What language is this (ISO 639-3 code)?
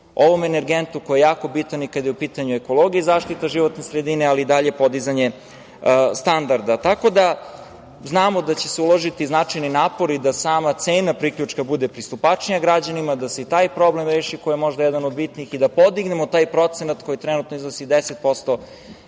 srp